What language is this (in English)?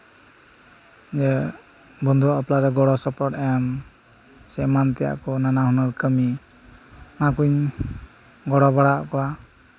Santali